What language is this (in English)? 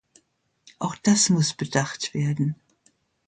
German